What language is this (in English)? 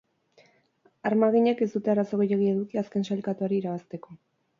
Basque